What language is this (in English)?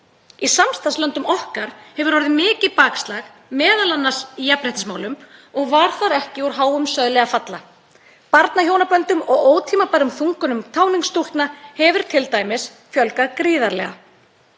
Icelandic